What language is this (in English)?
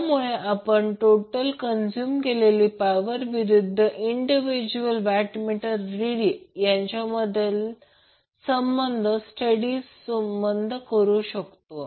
Marathi